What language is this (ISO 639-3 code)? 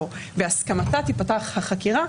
heb